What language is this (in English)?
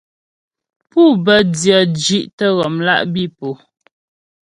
Ghomala